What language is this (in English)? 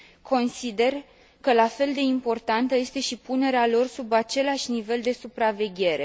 Romanian